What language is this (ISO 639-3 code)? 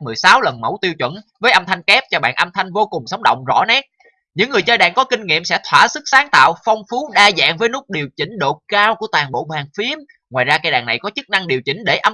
vie